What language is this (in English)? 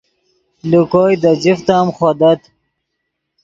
Yidgha